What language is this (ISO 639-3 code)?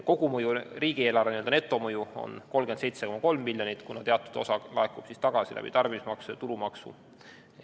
est